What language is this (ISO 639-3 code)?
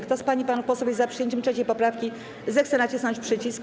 pol